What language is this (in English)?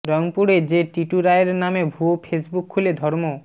Bangla